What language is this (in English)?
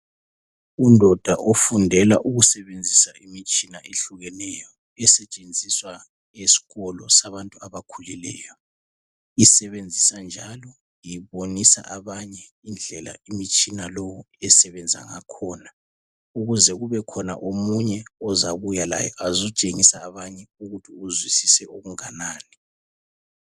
North Ndebele